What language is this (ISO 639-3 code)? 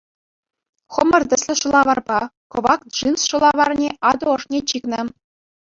chv